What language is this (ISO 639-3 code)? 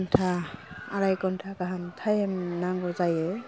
brx